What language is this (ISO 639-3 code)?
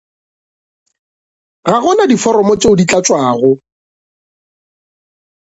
nso